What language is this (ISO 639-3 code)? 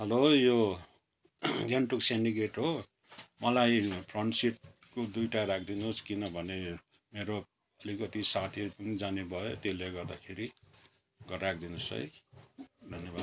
nep